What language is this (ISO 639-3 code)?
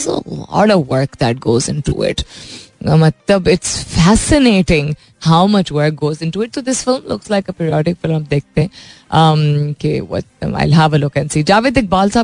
hin